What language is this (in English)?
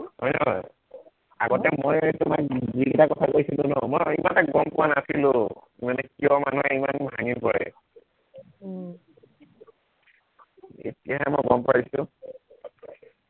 Assamese